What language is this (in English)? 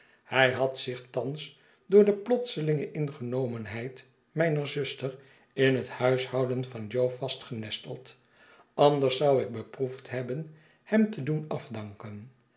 Dutch